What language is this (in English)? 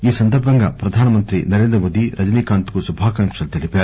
Telugu